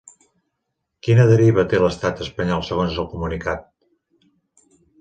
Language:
Catalan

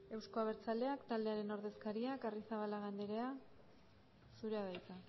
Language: Basque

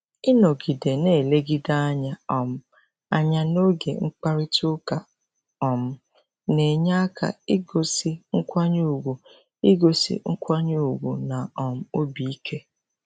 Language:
Igbo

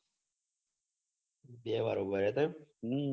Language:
Gujarati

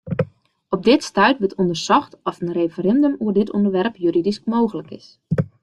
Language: Western Frisian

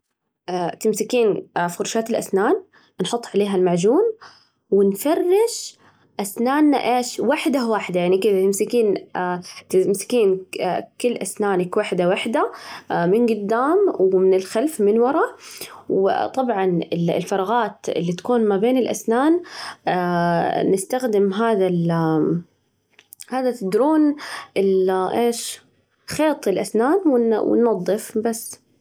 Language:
Najdi Arabic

